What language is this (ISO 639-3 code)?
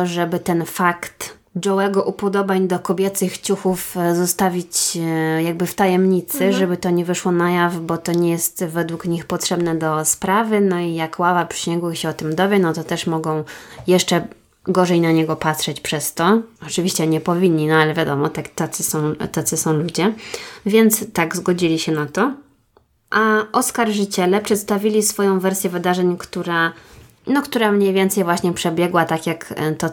pol